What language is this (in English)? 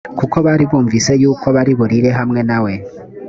Kinyarwanda